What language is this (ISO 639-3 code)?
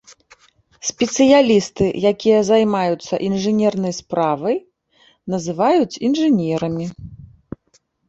bel